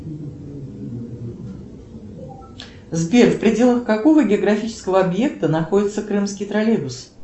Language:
Russian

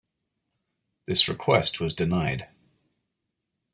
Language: English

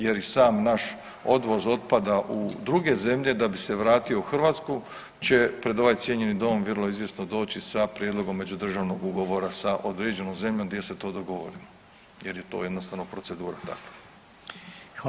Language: Croatian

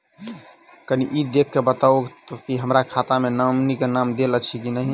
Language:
Maithili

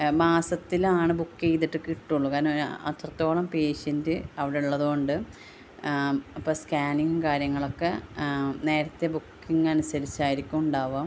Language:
Malayalam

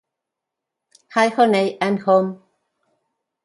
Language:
Spanish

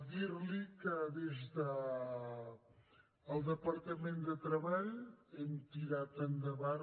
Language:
Catalan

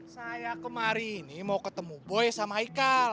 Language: Indonesian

